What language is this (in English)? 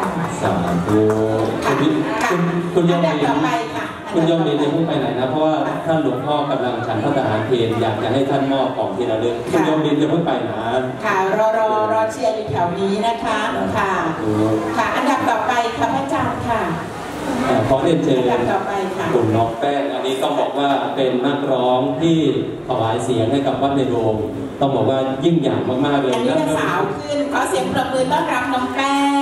Thai